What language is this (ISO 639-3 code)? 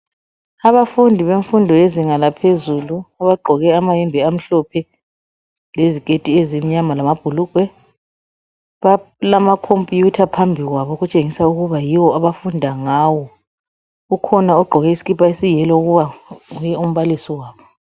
nde